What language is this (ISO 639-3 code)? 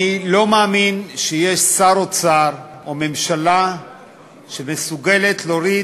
heb